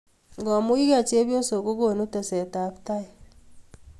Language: Kalenjin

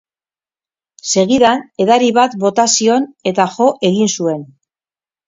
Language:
Basque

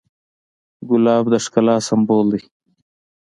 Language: Pashto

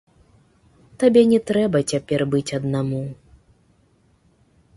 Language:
Belarusian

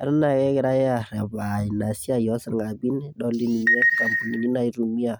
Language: Masai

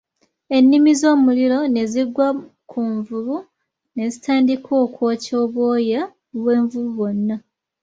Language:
Ganda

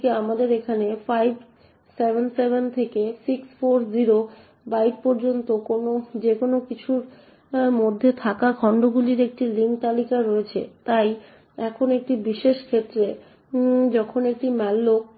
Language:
Bangla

